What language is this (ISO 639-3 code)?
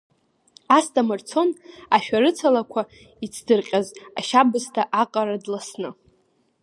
abk